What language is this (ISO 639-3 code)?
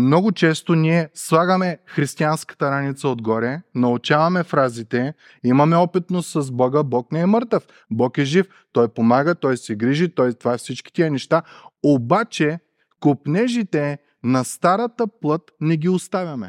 bul